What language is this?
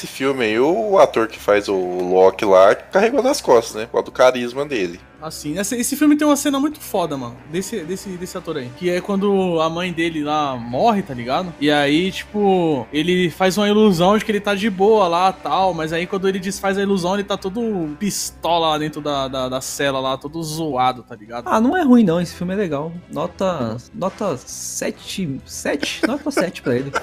Portuguese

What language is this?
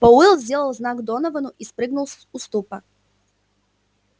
Russian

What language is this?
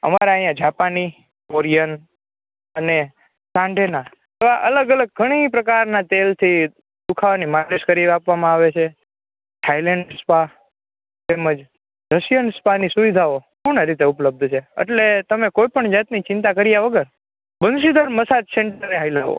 Gujarati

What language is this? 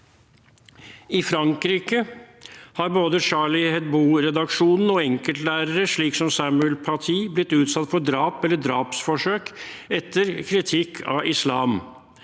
Norwegian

